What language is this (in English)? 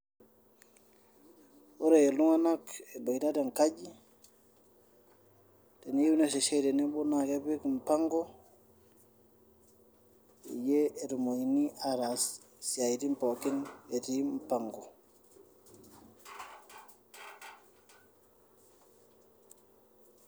Masai